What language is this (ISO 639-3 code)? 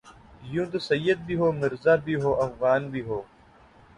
urd